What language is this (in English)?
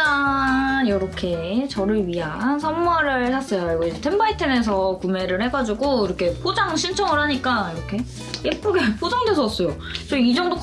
Korean